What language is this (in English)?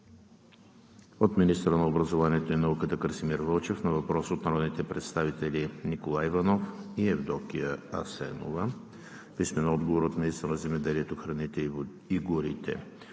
Bulgarian